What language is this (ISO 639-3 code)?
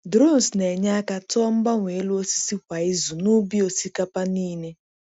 ibo